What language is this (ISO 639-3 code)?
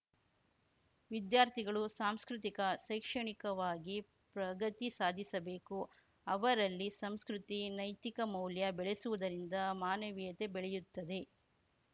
kan